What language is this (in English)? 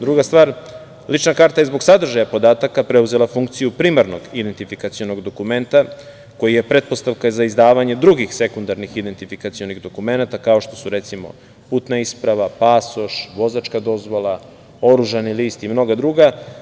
Serbian